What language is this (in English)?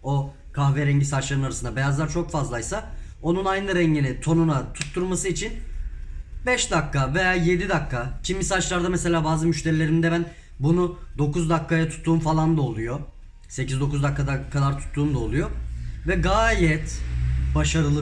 Turkish